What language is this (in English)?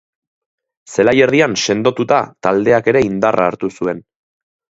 Basque